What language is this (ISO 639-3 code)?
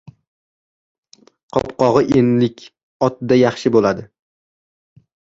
uzb